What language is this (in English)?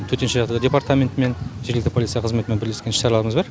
Kazakh